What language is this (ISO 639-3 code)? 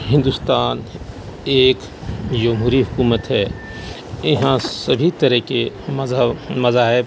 urd